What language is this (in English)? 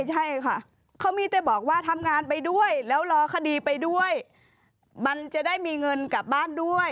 Thai